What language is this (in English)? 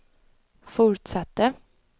Swedish